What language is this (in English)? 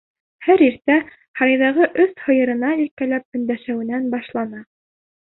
Bashkir